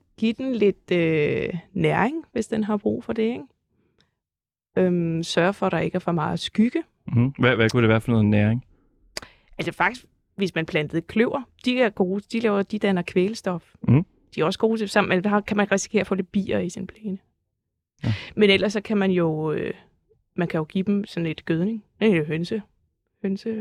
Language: Danish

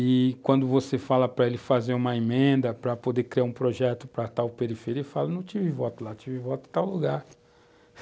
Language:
Portuguese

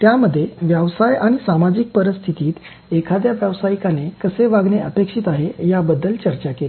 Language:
Marathi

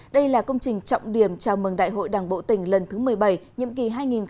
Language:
Vietnamese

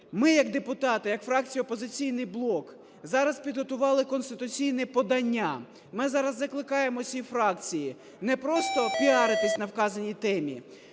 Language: Ukrainian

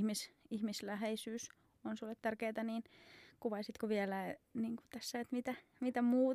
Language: Finnish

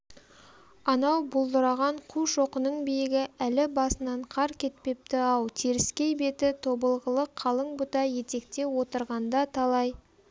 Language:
Kazakh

